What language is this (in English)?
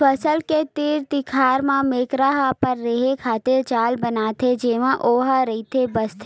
Chhattisgarhi